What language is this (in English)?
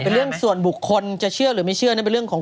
Thai